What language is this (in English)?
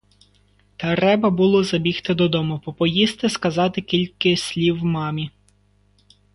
Ukrainian